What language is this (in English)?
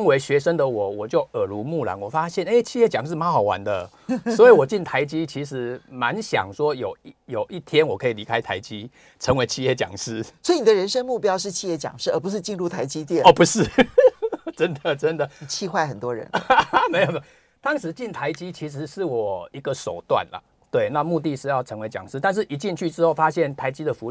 Chinese